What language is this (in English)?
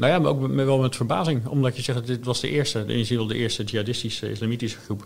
Dutch